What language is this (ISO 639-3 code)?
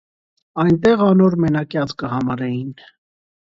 hye